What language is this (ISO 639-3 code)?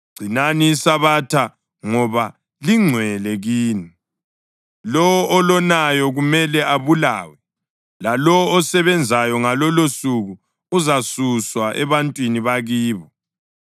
nde